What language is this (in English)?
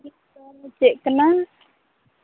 Santali